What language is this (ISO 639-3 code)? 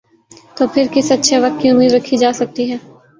urd